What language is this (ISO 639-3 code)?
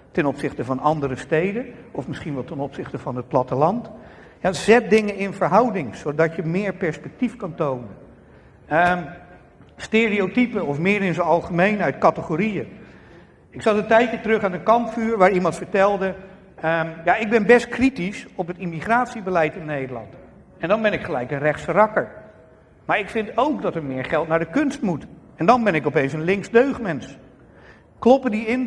nld